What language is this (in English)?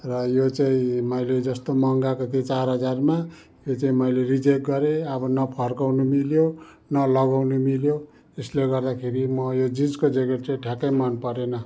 Nepali